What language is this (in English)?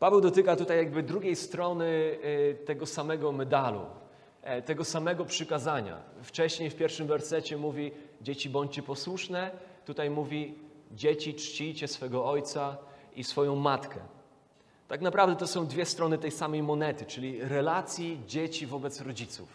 Polish